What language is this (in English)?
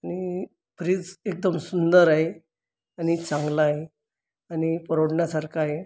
Marathi